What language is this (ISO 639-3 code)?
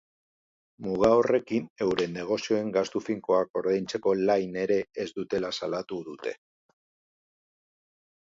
eus